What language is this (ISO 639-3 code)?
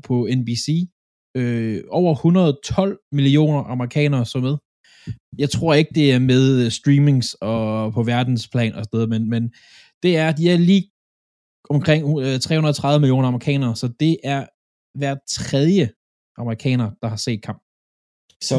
dan